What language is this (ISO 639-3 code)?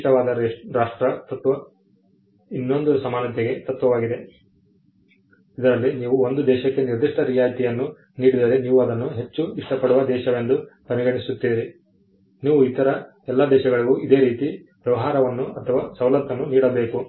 kan